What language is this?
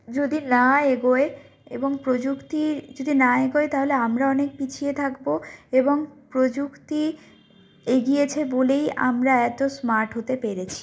Bangla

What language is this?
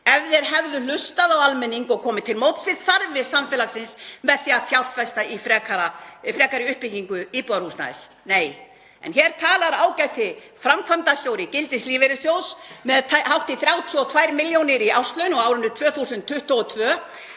Icelandic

